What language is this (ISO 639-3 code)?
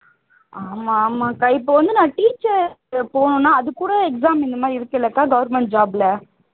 tam